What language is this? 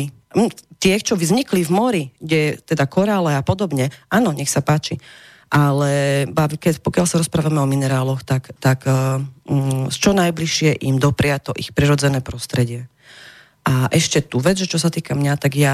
Slovak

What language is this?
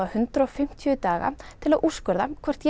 Icelandic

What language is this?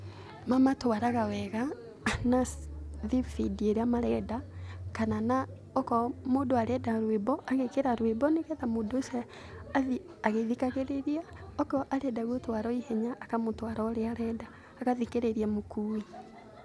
Kikuyu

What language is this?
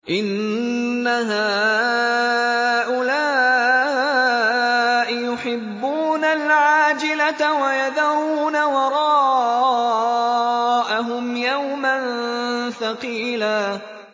Arabic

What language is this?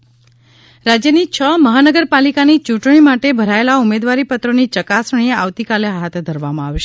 Gujarati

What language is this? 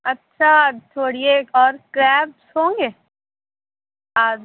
Urdu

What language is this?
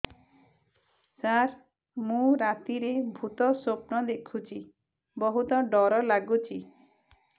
Odia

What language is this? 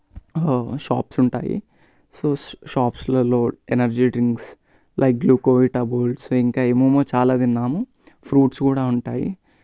Telugu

